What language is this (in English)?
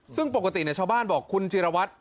Thai